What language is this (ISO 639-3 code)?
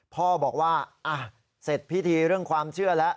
tha